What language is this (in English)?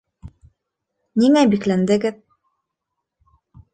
Bashkir